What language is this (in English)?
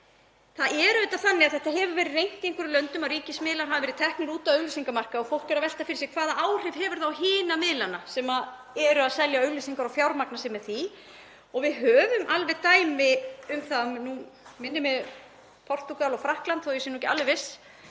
Icelandic